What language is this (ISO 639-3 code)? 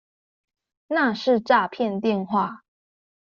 zho